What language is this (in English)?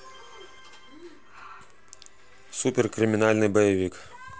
Russian